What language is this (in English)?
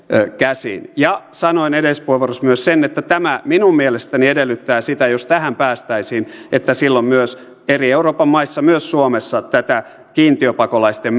Finnish